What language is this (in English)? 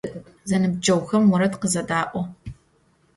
Adyghe